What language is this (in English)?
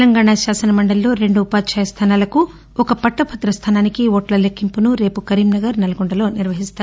Telugu